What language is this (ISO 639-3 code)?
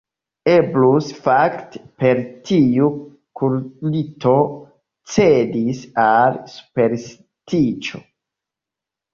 epo